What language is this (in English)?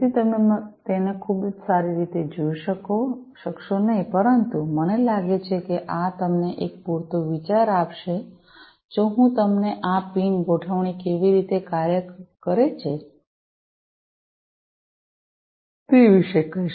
Gujarati